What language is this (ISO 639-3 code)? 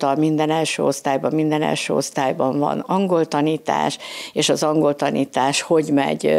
hun